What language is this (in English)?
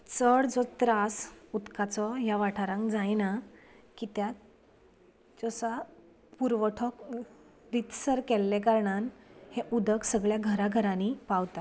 Konkani